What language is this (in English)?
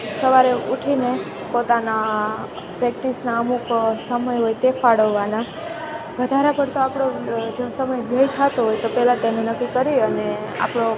Gujarati